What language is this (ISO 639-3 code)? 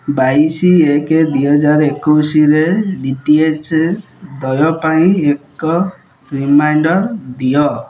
ori